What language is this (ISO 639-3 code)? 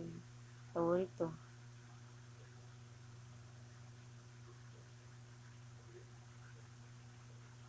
ceb